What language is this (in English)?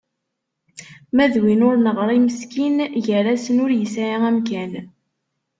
Kabyle